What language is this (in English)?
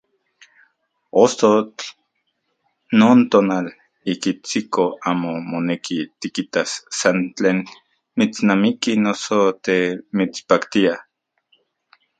Central Puebla Nahuatl